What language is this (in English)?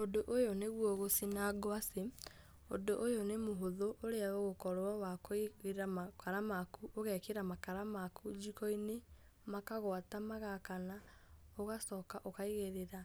Kikuyu